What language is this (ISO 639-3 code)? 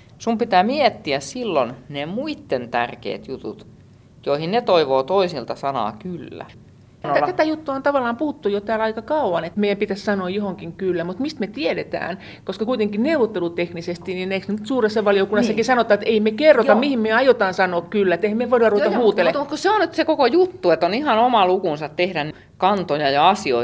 fin